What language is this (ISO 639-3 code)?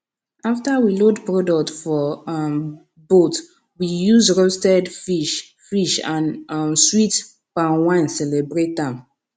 pcm